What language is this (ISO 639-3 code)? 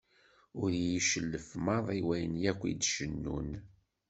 kab